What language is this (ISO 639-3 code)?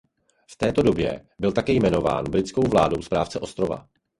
ces